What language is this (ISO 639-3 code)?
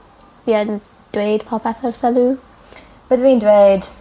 cym